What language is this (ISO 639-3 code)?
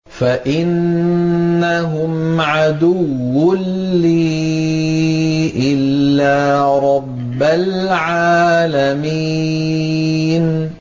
ara